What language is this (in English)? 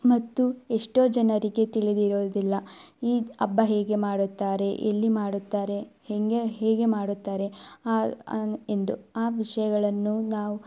Kannada